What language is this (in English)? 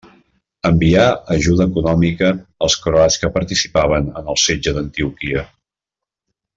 Catalan